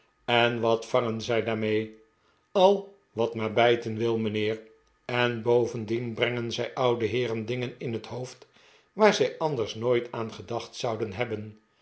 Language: Dutch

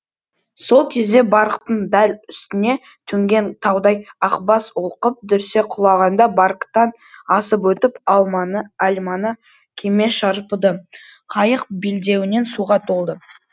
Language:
Kazakh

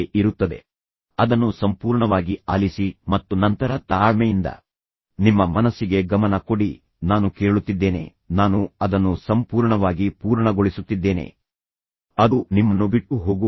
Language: Kannada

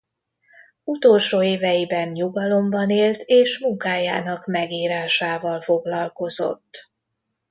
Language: Hungarian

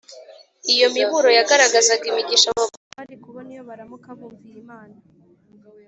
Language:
Kinyarwanda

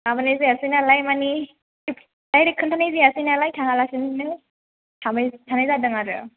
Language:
Bodo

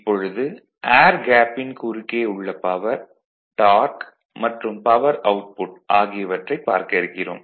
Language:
Tamil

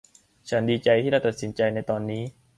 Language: Thai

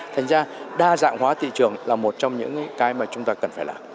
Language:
Vietnamese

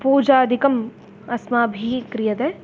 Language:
Sanskrit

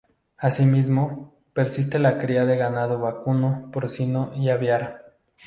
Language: Spanish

